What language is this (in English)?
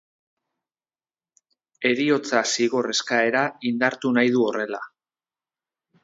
Basque